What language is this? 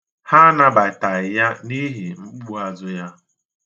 Igbo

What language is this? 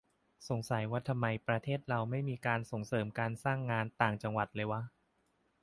Thai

